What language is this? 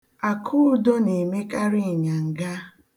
Igbo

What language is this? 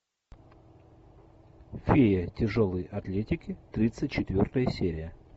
Russian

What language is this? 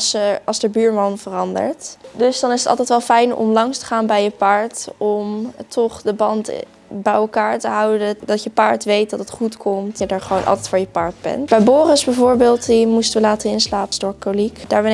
Dutch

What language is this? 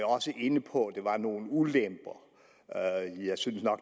Danish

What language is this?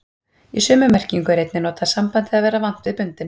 Icelandic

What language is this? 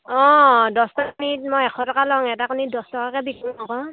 Assamese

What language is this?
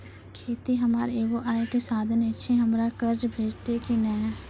Maithili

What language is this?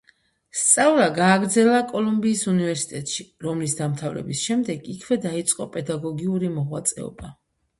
Georgian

